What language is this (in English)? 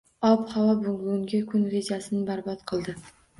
Uzbek